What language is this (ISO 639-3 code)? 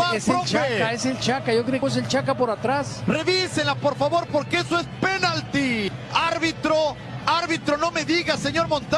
spa